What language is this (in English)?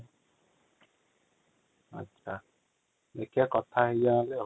Odia